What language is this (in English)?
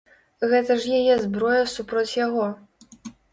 Belarusian